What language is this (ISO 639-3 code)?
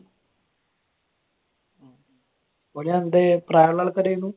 mal